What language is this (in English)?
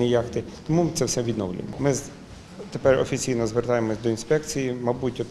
Ukrainian